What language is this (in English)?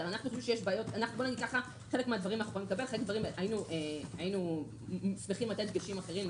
Hebrew